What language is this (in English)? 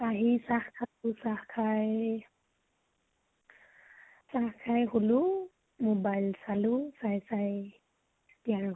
Assamese